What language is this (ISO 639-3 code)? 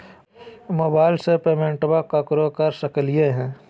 mag